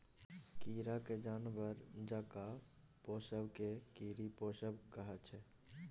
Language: Maithili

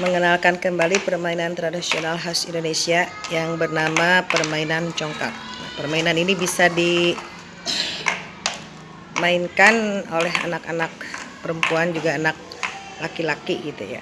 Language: Indonesian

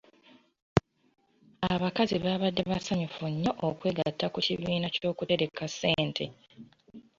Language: Ganda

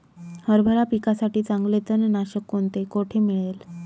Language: Marathi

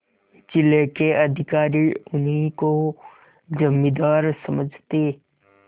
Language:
Hindi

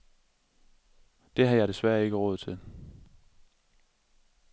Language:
Danish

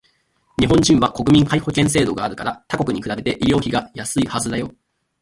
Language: Japanese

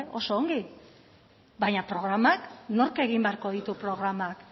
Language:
Basque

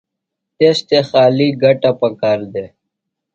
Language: Phalura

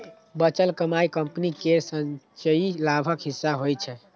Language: Maithili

